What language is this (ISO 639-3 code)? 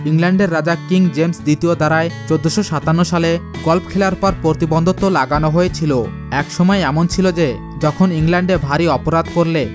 ben